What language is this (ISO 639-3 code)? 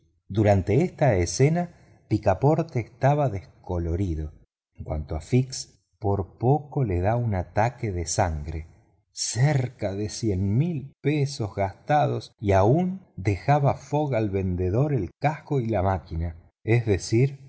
spa